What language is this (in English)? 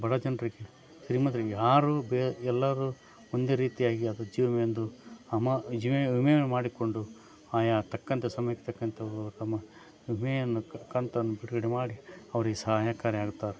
Kannada